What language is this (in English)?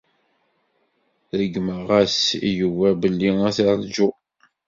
Kabyle